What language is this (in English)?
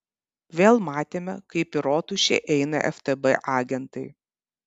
Lithuanian